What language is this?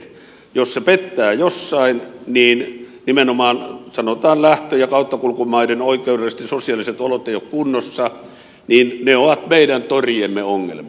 Finnish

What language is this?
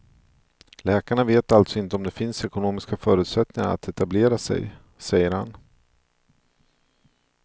Swedish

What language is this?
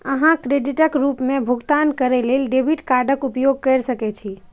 Maithili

